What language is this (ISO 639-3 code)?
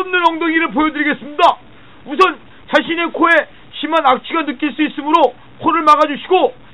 kor